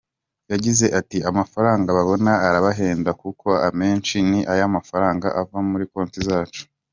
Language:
Kinyarwanda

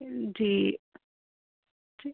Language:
Punjabi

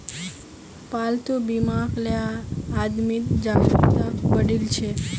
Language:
Magahi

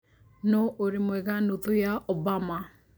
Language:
Kikuyu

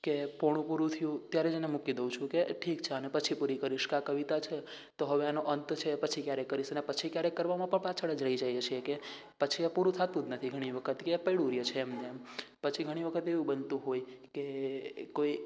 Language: Gujarati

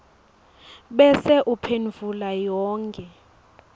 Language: Swati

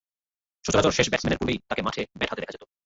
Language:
Bangla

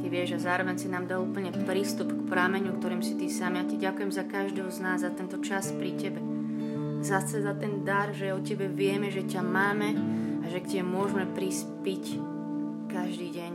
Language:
Slovak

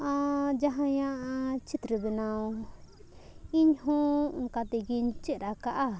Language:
Santali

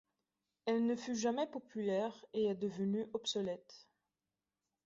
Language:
French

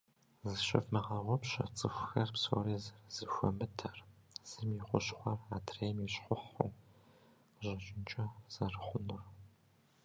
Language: Kabardian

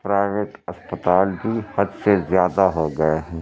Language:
Urdu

